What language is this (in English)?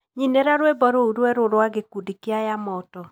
Kikuyu